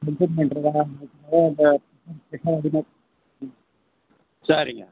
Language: Tamil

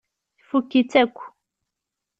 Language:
Kabyle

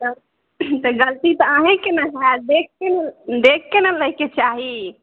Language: Maithili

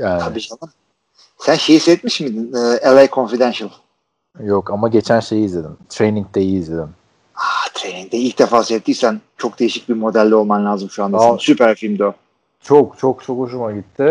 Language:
Turkish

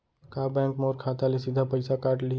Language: Chhattisgarhi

